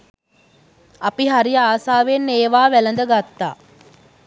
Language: Sinhala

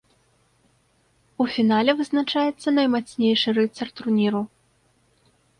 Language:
Belarusian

